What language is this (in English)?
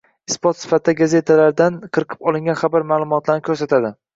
Uzbek